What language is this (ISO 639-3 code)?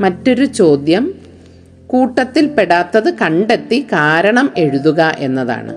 mal